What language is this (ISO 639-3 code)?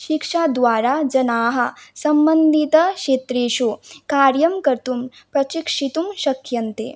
san